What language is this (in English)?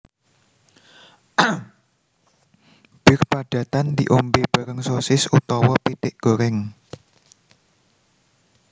Javanese